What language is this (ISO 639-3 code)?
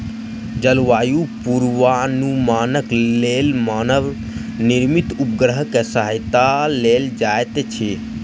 mai